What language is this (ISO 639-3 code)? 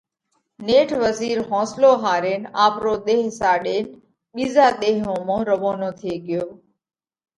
kvx